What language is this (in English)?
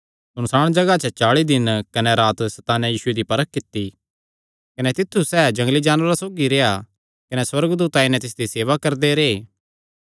Kangri